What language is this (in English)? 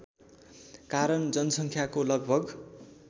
Nepali